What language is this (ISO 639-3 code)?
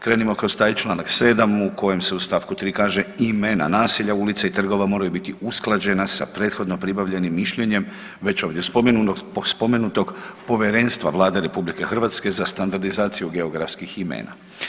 hrv